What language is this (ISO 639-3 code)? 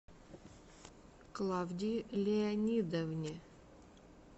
rus